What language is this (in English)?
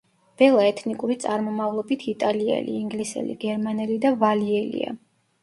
Georgian